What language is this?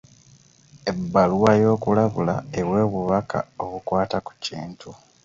Ganda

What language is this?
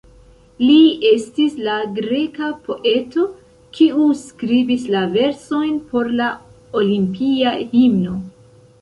Esperanto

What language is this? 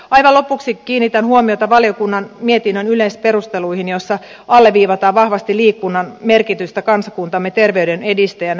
Finnish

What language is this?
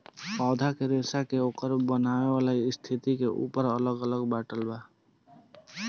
Bhojpuri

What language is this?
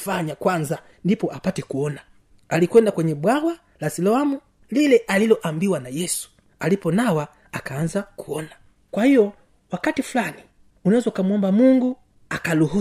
Swahili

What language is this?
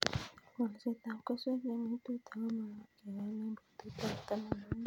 Kalenjin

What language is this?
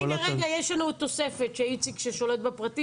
Hebrew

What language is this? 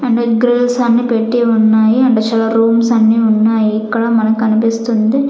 Telugu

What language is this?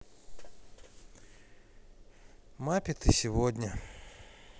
Russian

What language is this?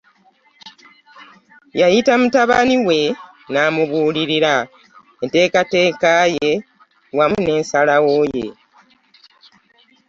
Ganda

